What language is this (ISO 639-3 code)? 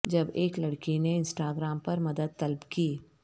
urd